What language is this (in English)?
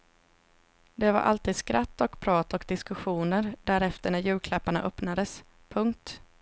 Swedish